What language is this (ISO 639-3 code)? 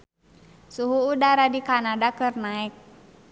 sun